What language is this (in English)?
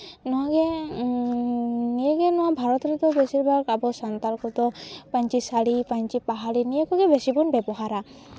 Santali